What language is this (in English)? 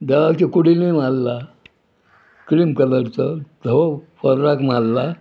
Konkani